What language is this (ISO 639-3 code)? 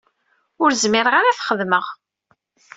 kab